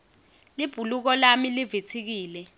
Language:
Swati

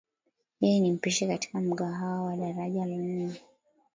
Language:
Swahili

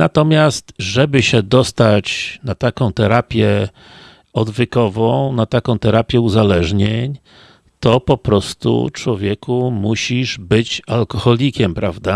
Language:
Polish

